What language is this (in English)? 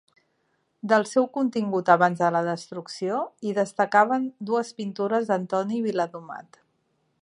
Catalan